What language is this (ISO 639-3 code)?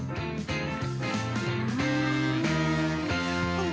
jpn